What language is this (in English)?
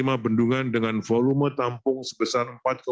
Indonesian